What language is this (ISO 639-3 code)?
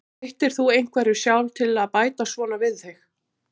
isl